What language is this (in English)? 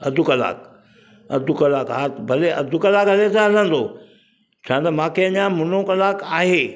Sindhi